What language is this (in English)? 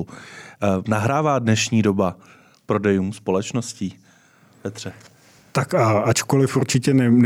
Czech